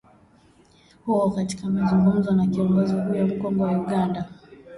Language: Swahili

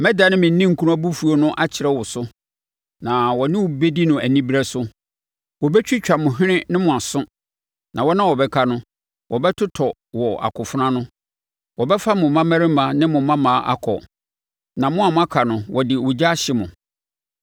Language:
Akan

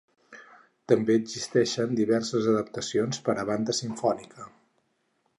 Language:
Catalan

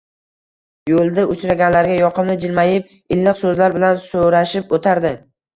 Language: Uzbek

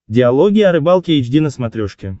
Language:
Russian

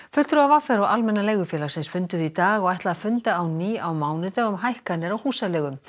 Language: Icelandic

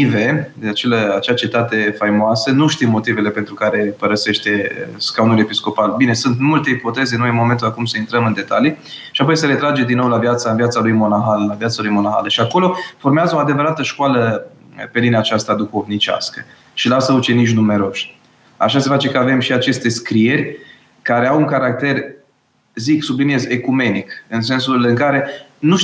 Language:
Romanian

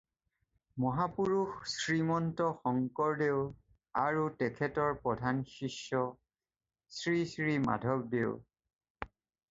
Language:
Assamese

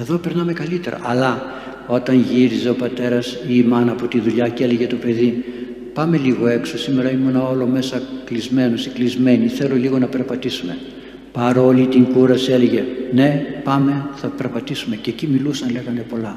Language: Greek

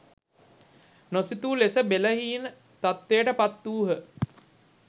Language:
Sinhala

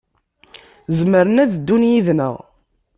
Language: Kabyle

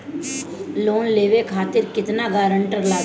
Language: Bhojpuri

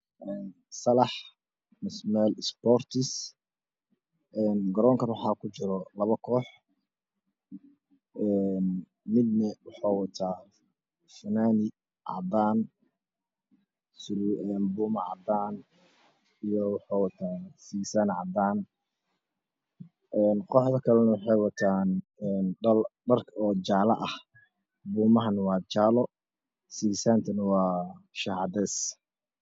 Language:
Somali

